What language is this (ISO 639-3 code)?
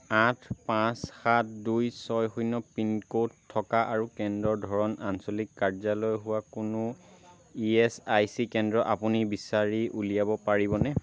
asm